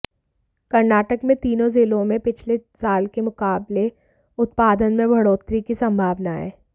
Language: Hindi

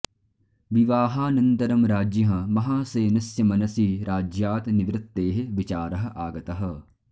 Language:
Sanskrit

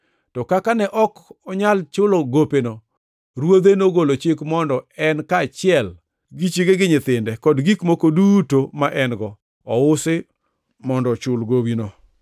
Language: Luo (Kenya and Tanzania)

